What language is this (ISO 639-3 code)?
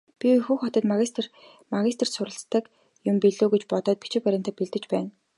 mon